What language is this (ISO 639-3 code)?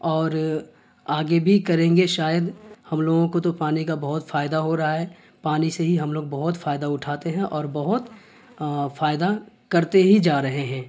urd